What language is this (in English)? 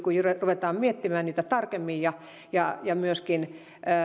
Finnish